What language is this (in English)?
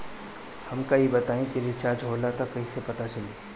Bhojpuri